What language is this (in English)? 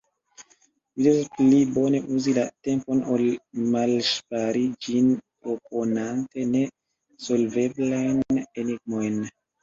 Esperanto